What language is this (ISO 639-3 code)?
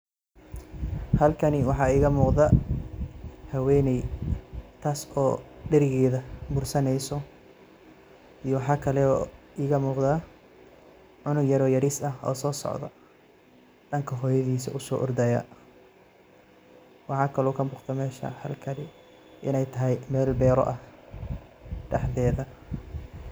som